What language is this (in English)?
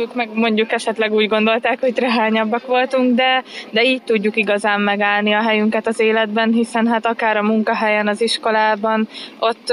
Hungarian